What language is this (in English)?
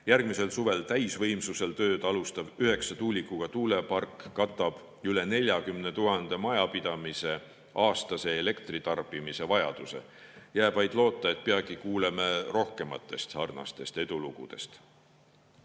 Estonian